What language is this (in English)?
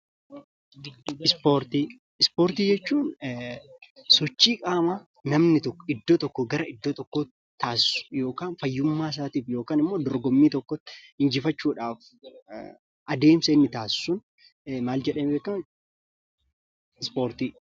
Oromo